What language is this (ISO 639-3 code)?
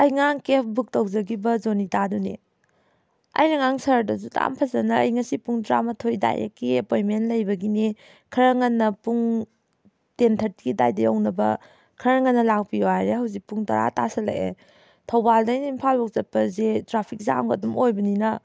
mni